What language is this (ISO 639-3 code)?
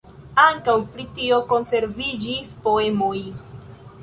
epo